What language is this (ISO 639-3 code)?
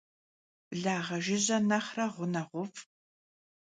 kbd